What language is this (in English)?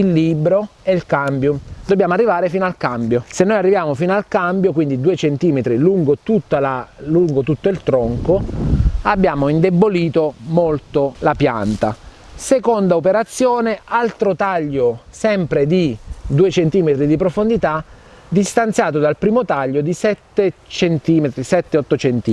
Italian